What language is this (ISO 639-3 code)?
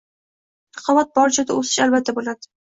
uzb